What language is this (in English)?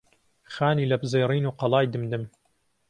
Central Kurdish